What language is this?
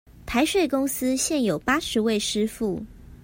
Chinese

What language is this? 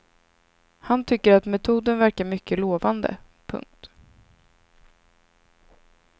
Swedish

